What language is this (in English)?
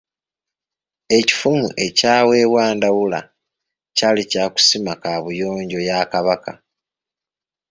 Ganda